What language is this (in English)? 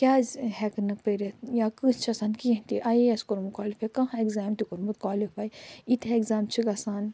Kashmiri